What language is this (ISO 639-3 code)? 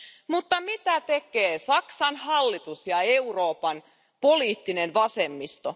fin